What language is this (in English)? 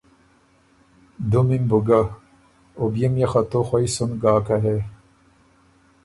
Ormuri